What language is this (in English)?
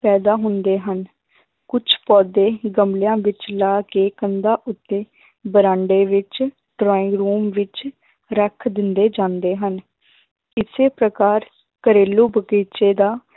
Punjabi